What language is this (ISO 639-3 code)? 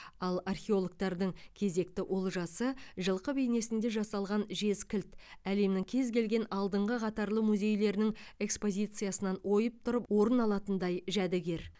kaz